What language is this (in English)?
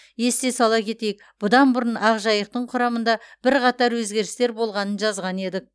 Kazakh